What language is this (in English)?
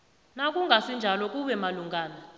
South Ndebele